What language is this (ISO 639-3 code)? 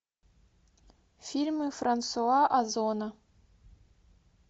rus